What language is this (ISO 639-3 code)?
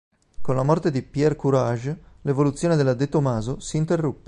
ita